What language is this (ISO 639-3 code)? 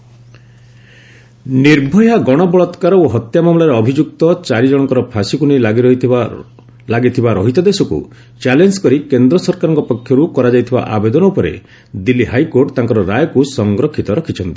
ori